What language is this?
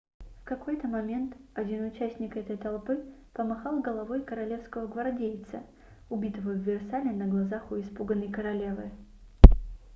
Russian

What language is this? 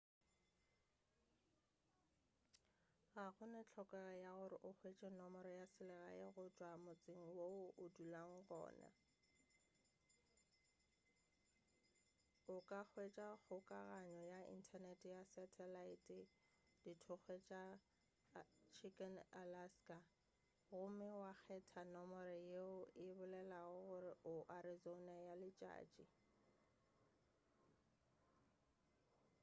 Northern Sotho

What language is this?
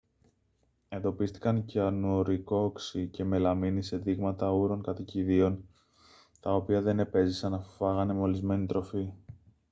Greek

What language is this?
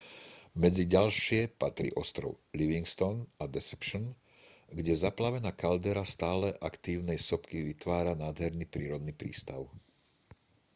Slovak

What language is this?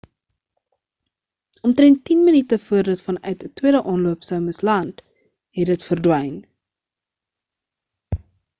Afrikaans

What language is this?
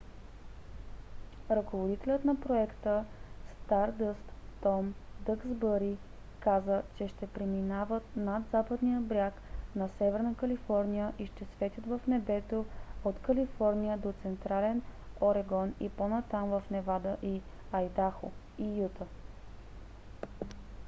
Bulgarian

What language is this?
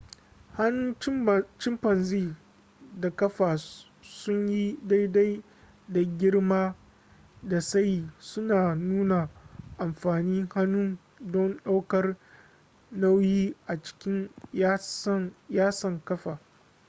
Hausa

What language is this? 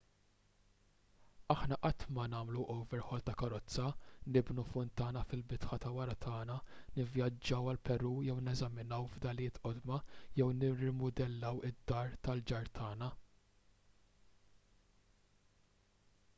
Maltese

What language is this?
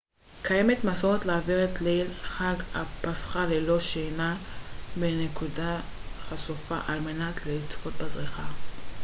Hebrew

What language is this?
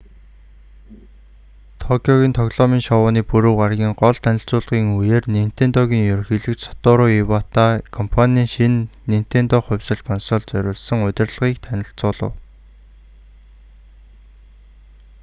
Mongolian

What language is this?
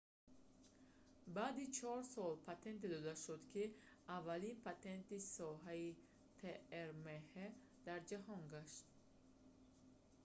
Tajik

